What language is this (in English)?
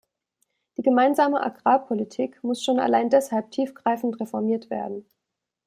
German